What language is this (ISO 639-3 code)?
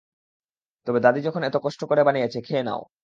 ben